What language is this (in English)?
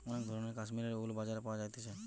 Bangla